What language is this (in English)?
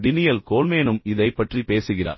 Tamil